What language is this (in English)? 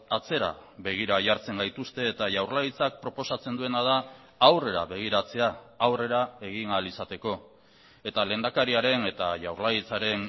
Basque